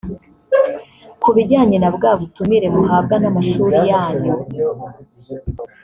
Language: Kinyarwanda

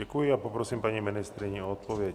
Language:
Czech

